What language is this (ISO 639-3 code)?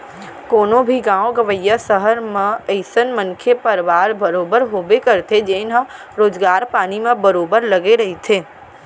hne